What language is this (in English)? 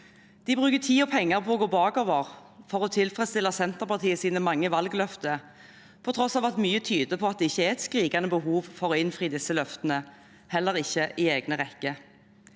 Norwegian